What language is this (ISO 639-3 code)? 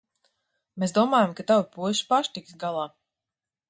lav